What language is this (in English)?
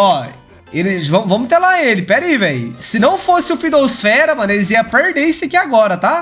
Portuguese